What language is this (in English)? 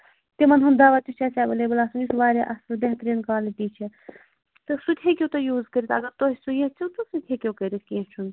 Kashmiri